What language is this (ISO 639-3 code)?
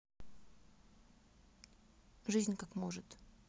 rus